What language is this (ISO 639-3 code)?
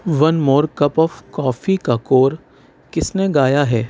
urd